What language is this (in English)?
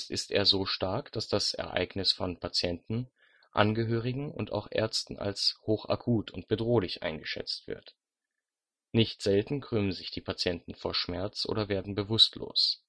German